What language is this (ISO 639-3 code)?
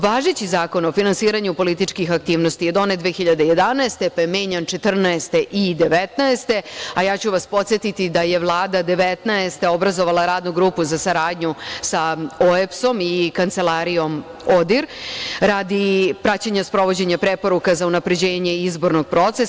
srp